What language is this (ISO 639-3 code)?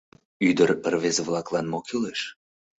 chm